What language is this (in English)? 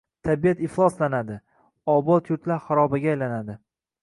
Uzbek